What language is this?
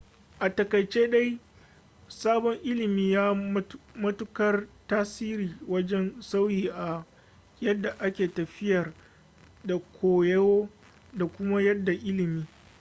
Hausa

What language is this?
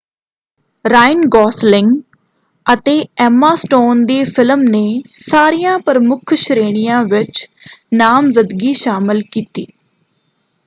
Punjabi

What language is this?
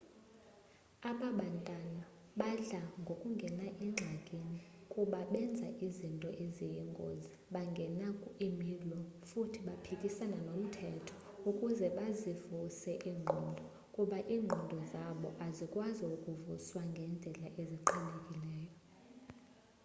Xhosa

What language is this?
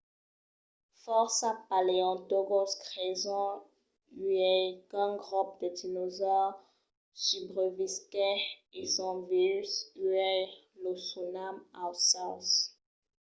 Occitan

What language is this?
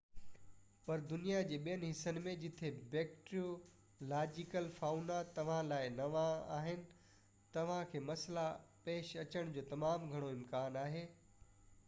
Sindhi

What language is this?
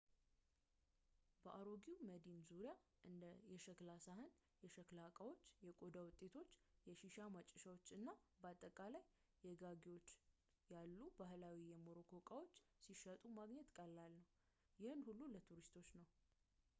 Amharic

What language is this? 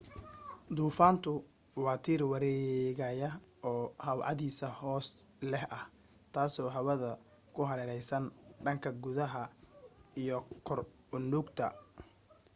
Somali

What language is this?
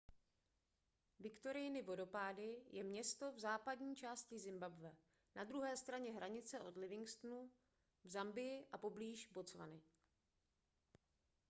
Czech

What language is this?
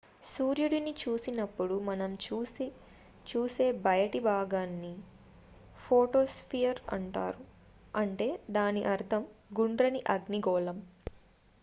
Telugu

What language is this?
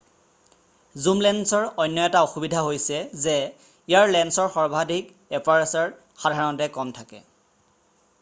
Assamese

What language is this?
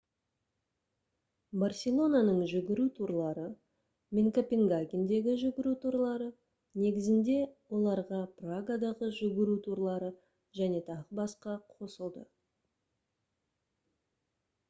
Kazakh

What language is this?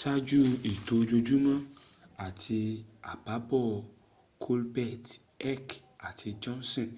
Yoruba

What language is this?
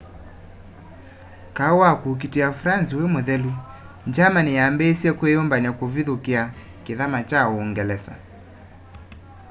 Kamba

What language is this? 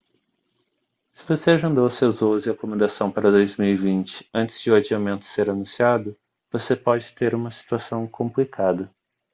Portuguese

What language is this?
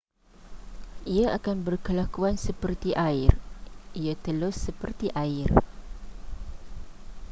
Malay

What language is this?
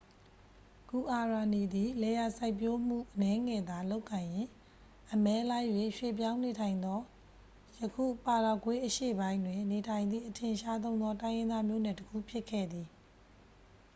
Burmese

